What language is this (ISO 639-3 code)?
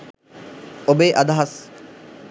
sin